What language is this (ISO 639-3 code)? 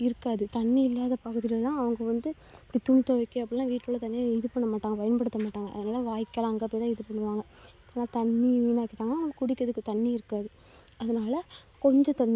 tam